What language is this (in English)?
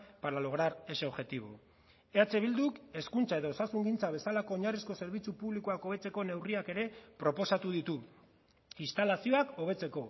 Basque